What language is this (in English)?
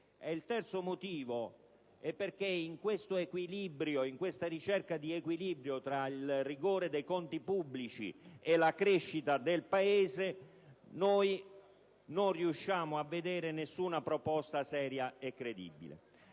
Italian